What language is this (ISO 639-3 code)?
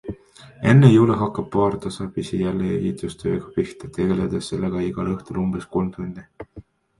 est